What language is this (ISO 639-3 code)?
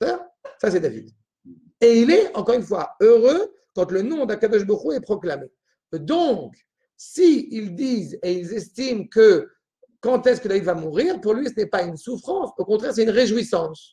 fra